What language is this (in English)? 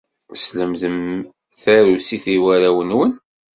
Kabyle